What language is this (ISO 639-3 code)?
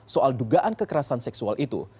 ind